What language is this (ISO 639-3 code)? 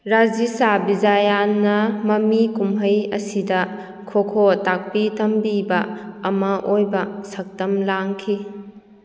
mni